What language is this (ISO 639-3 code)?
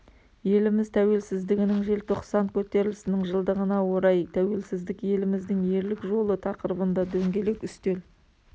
kaz